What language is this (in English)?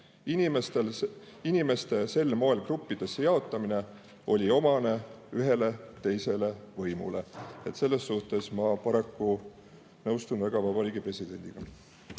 Estonian